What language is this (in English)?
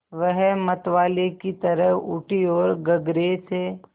Hindi